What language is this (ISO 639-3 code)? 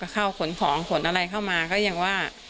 tha